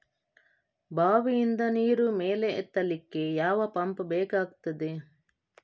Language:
Kannada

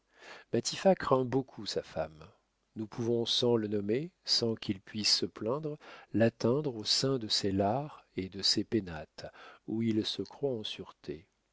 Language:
French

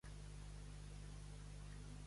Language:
Catalan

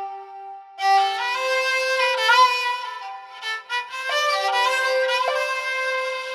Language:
Persian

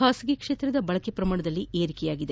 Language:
Kannada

